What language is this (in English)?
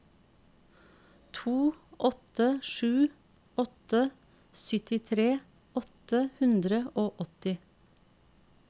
Norwegian